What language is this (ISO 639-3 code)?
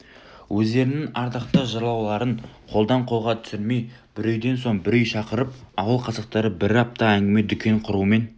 kaz